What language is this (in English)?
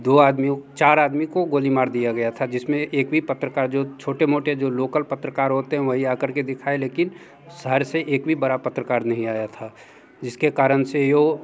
Hindi